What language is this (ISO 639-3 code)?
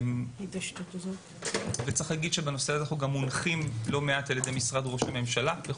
heb